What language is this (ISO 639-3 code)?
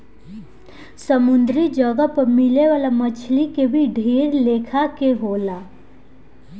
bho